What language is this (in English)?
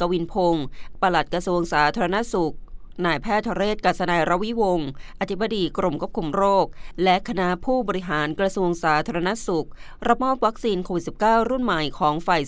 Thai